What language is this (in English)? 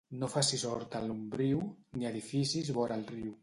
Catalan